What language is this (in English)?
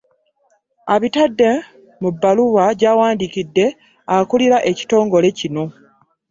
Ganda